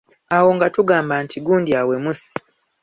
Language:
Ganda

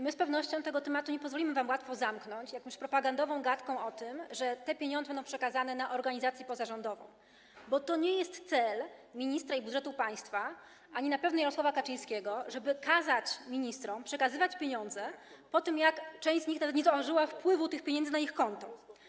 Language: Polish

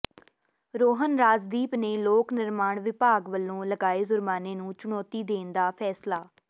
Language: Punjabi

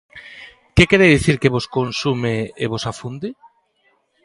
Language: Galician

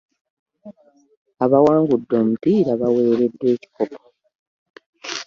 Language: Ganda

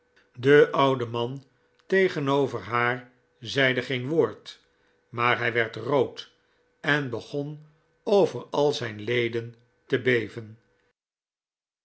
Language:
Dutch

